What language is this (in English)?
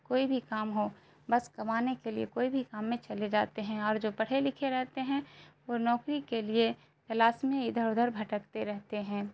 Urdu